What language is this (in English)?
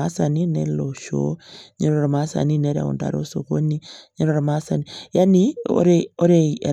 Masai